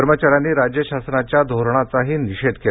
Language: Marathi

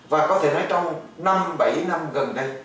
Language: Vietnamese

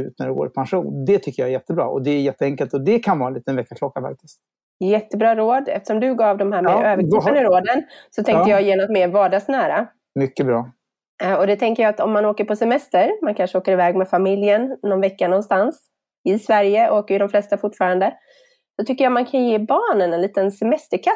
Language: Swedish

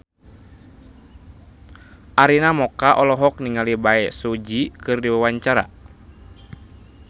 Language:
Sundanese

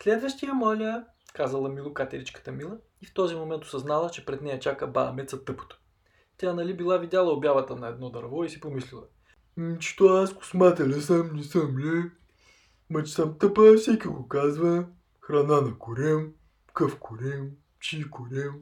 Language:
Bulgarian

